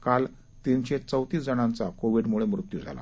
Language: Marathi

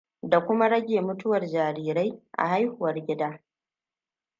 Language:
Hausa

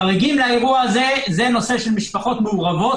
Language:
Hebrew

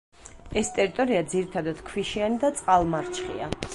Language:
Georgian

